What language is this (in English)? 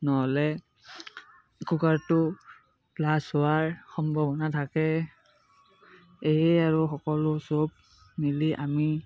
Assamese